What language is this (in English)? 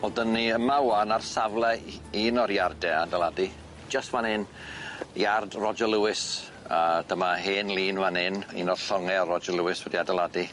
Welsh